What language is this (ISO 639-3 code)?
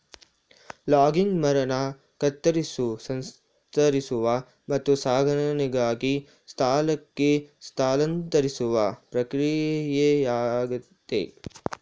kan